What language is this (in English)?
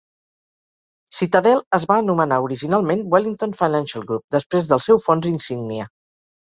Catalan